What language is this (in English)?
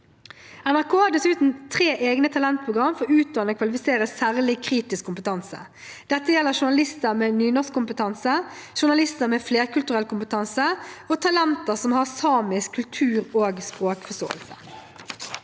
Norwegian